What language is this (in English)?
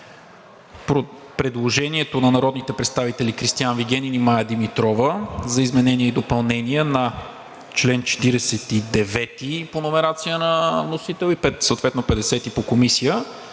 Bulgarian